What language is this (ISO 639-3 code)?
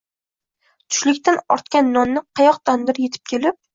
uzb